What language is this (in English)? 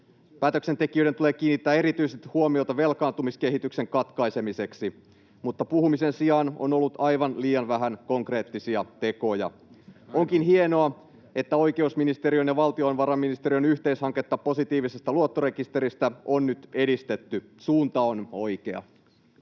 Finnish